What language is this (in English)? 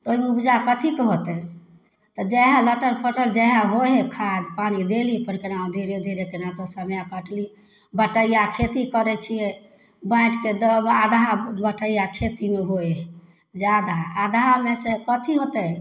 Maithili